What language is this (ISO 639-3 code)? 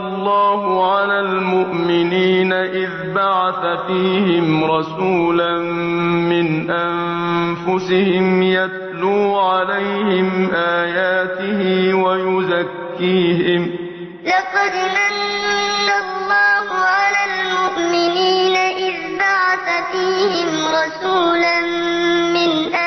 ara